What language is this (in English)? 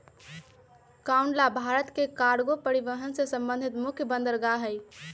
Magahi